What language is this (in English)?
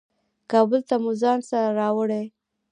Pashto